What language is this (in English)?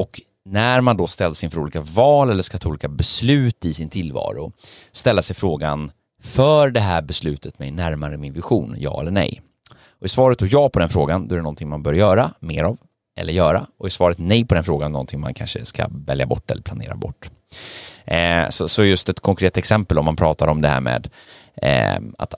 Swedish